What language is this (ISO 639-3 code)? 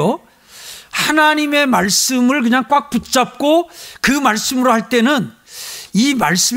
kor